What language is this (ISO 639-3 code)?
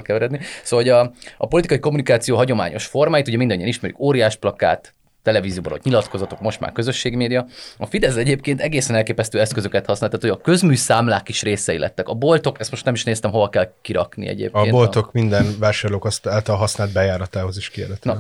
hun